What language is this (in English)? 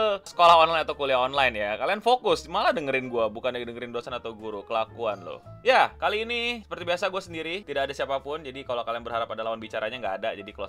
Indonesian